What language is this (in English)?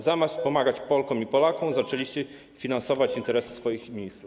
Polish